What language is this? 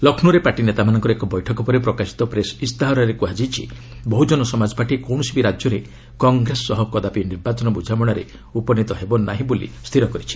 Odia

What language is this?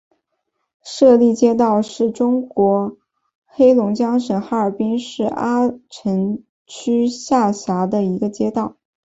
Chinese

